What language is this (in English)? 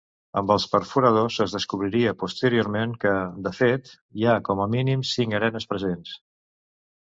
Catalan